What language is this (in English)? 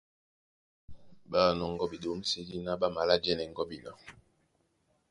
Duala